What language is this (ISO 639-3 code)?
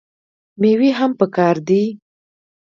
pus